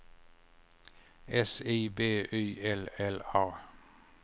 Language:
Swedish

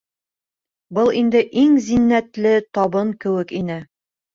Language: Bashkir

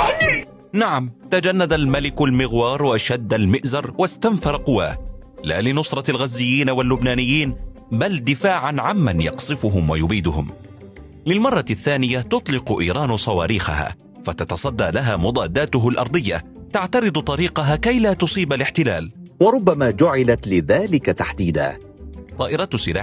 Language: Arabic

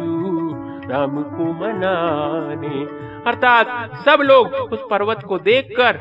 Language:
Hindi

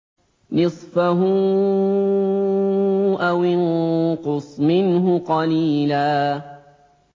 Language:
Arabic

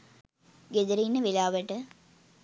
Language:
Sinhala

